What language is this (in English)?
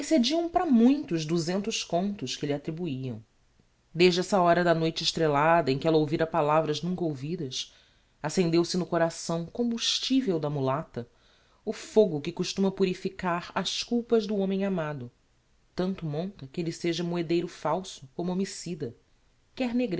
Portuguese